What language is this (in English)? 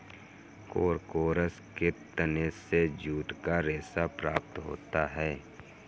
Hindi